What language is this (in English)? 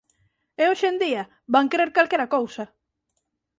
Galician